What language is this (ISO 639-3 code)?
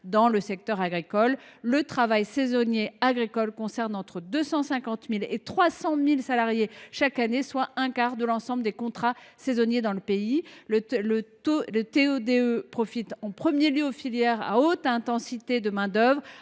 fra